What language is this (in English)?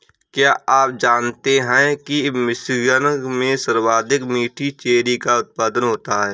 Hindi